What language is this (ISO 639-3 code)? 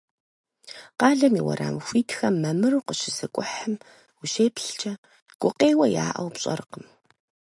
kbd